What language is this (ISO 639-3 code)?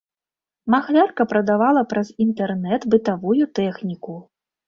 bel